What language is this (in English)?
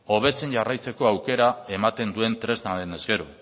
Basque